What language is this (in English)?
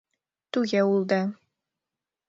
Mari